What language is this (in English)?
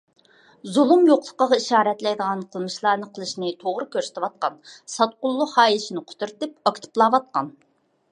Uyghur